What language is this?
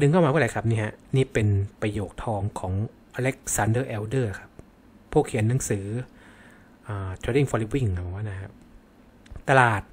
Thai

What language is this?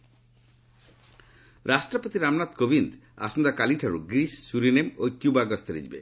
Odia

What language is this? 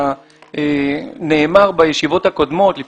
Hebrew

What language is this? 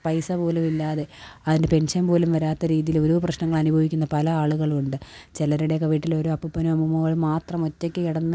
Malayalam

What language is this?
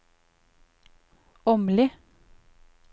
Norwegian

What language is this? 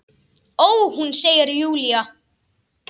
Icelandic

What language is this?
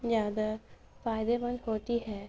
Urdu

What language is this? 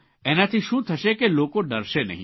Gujarati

